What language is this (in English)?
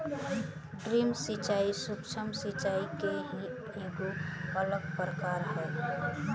Bhojpuri